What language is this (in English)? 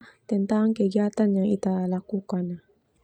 Termanu